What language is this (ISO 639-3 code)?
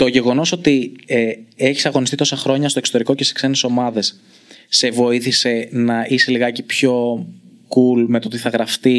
ell